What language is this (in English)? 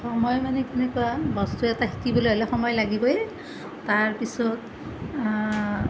Assamese